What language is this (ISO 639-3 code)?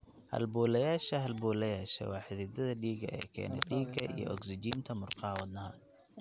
som